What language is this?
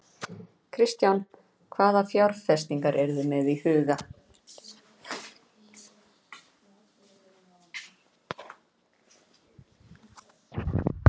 Icelandic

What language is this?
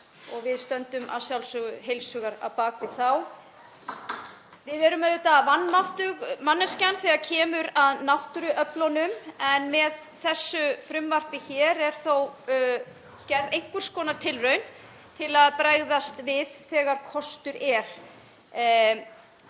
Icelandic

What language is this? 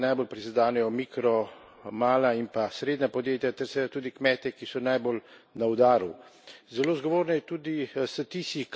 Slovenian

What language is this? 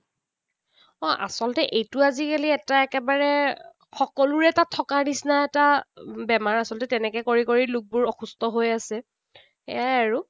Assamese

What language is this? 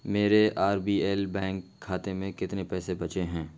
Urdu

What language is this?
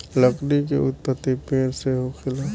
Bhojpuri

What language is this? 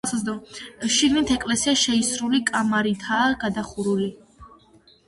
Georgian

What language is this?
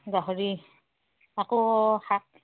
Assamese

